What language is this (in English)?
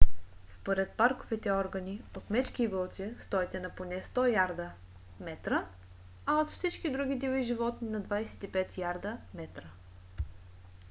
Bulgarian